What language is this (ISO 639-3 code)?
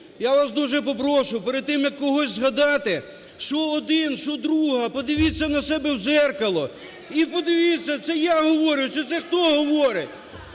ukr